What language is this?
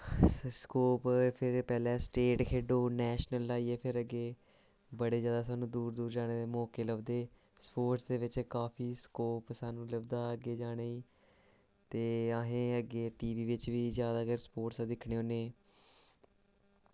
Dogri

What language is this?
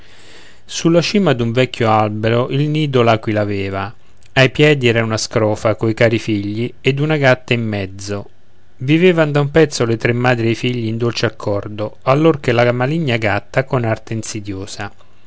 Italian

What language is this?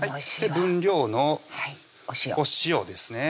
Japanese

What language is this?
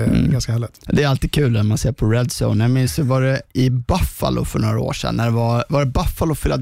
Swedish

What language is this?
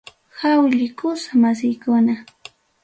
Ayacucho Quechua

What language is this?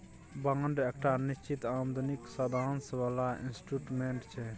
Maithili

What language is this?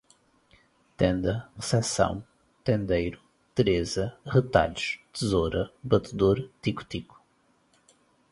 Portuguese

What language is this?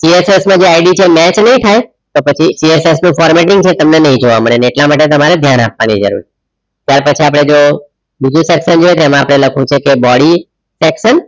Gujarati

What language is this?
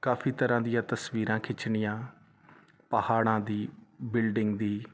Punjabi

